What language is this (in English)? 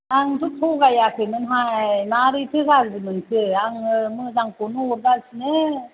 Bodo